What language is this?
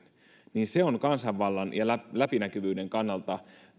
Finnish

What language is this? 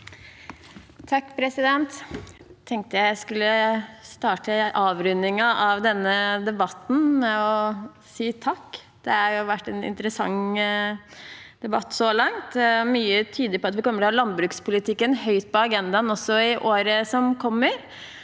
Norwegian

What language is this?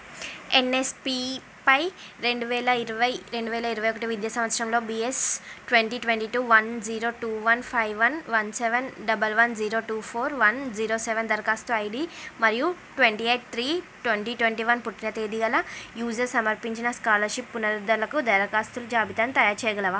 Telugu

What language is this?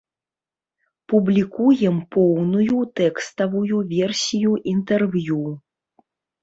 Belarusian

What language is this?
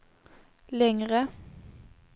Swedish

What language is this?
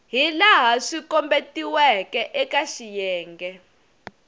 Tsonga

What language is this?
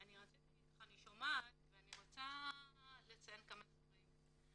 Hebrew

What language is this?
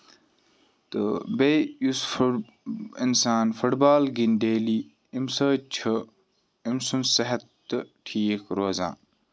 Kashmiri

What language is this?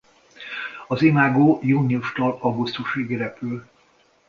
Hungarian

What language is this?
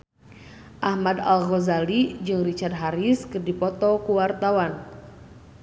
Sundanese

